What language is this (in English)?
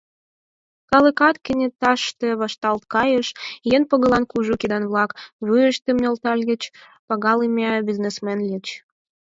Mari